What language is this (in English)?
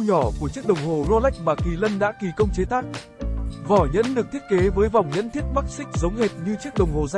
Vietnamese